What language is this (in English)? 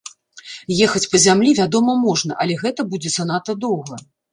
Belarusian